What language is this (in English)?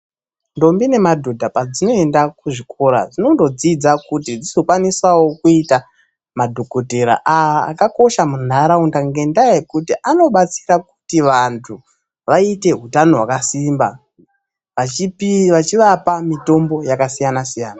Ndau